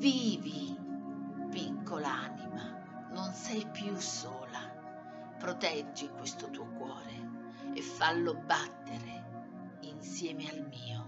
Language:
Italian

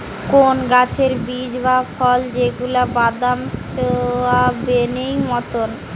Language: Bangla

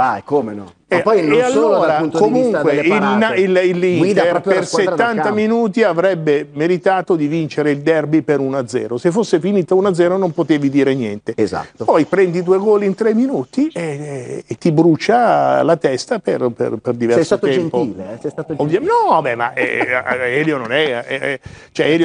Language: Italian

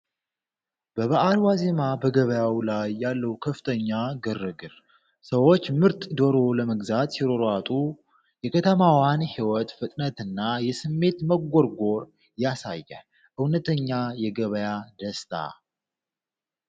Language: Amharic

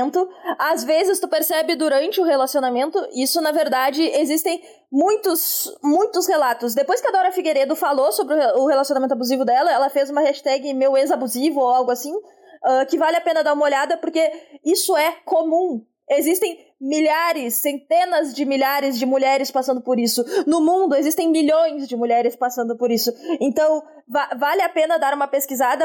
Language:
Portuguese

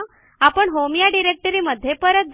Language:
Marathi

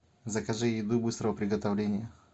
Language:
Russian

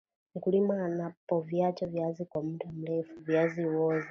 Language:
Swahili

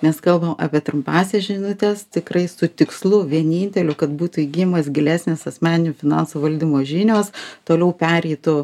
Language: Lithuanian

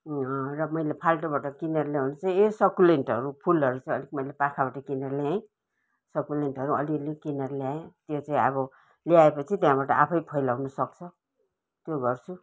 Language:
Nepali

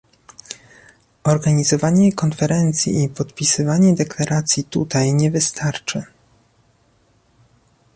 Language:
Polish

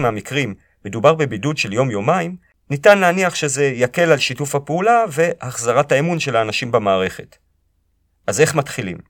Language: Hebrew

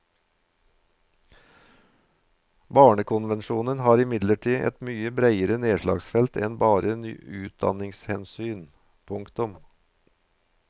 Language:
Norwegian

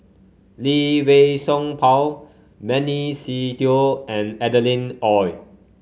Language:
English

